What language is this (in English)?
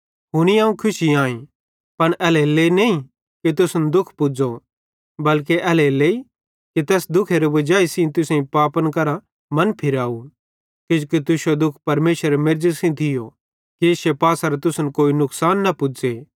Bhadrawahi